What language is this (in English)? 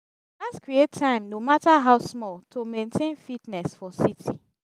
Nigerian Pidgin